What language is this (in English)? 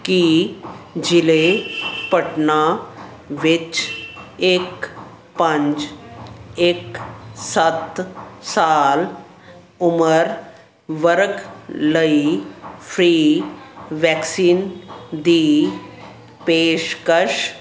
Punjabi